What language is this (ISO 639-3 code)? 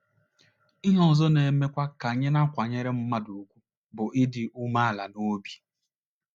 ibo